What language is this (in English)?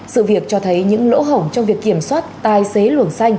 Vietnamese